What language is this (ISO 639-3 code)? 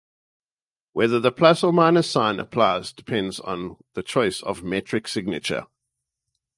eng